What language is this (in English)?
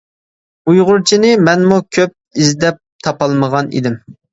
Uyghur